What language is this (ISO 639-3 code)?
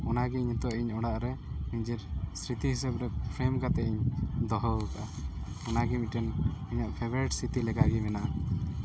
sat